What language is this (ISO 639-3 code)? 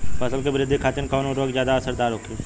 bho